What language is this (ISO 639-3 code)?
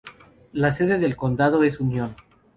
spa